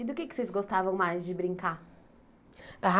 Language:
Portuguese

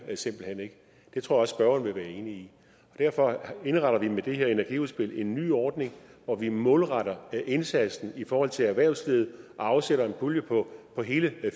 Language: Danish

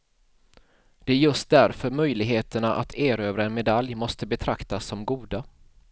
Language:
Swedish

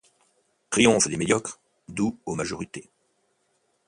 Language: French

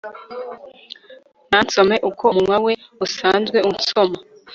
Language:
Kinyarwanda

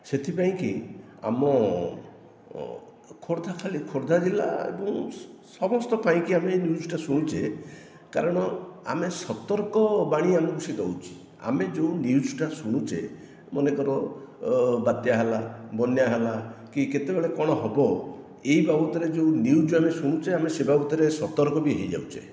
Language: Odia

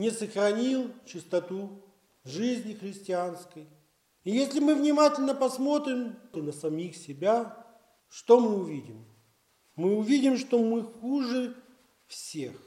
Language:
Russian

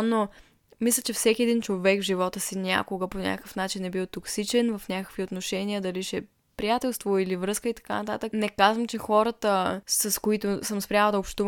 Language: Bulgarian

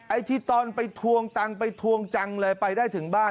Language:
Thai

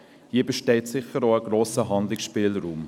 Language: Swiss German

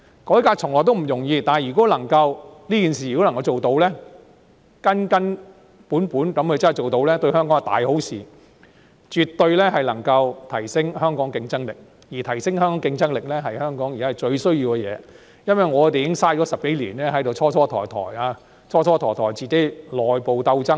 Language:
Cantonese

